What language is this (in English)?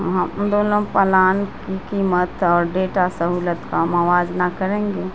Urdu